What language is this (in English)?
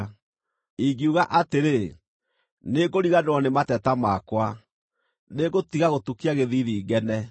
Kikuyu